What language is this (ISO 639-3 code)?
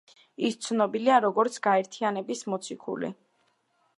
kat